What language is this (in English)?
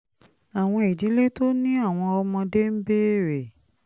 Yoruba